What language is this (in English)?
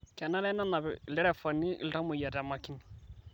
Masai